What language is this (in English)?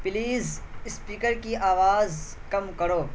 Urdu